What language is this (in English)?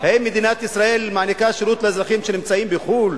Hebrew